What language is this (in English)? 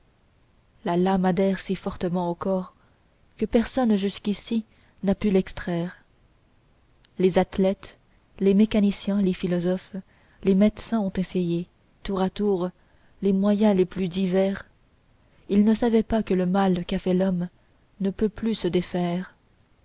French